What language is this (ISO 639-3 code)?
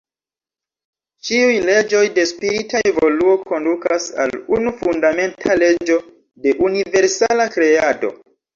epo